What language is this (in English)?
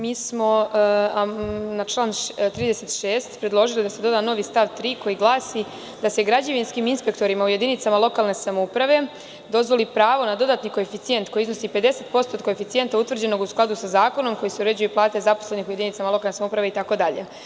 Serbian